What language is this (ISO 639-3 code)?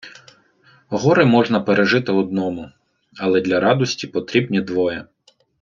ukr